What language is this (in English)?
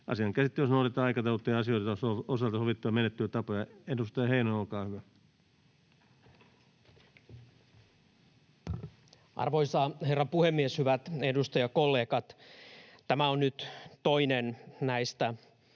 Finnish